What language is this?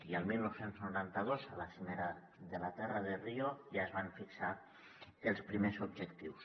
Catalan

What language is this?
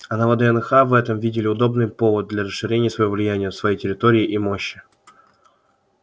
Russian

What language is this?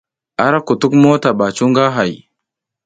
South Giziga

